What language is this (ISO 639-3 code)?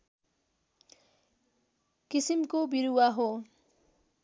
nep